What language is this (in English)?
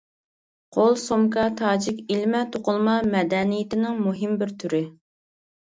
Uyghur